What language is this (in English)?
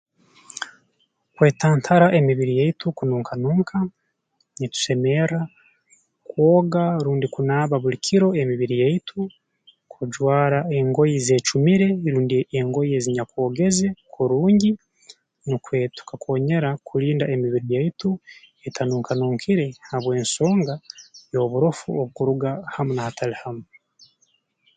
Tooro